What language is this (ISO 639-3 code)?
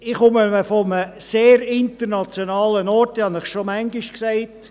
gsw